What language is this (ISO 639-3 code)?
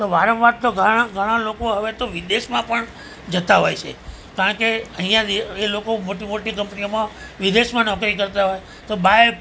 guj